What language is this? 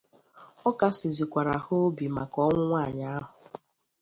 Igbo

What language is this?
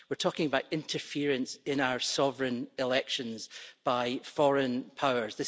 English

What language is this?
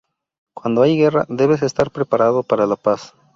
Spanish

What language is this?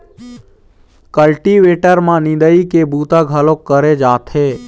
Chhattisgarhi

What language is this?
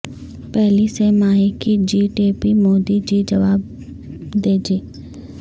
Urdu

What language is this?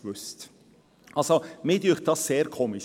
Swiss German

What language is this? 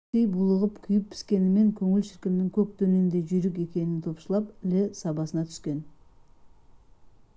Kazakh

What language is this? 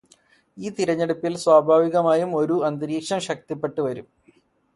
Malayalam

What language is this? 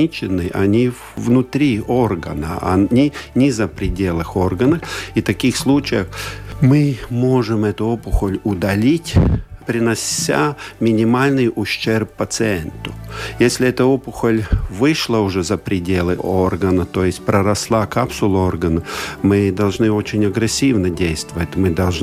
Russian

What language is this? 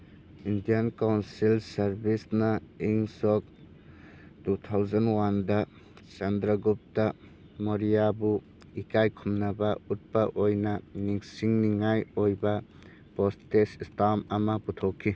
Manipuri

